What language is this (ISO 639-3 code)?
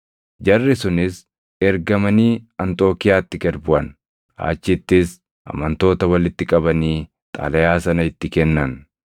orm